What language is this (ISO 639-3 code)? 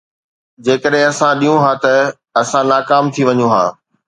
snd